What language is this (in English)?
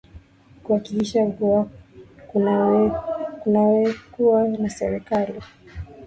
Swahili